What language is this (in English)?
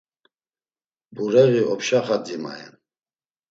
Laz